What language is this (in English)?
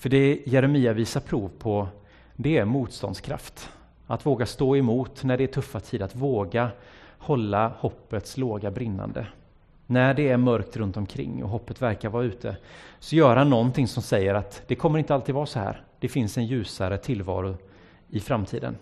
Swedish